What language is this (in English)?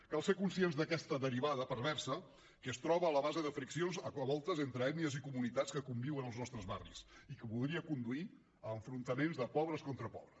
Catalan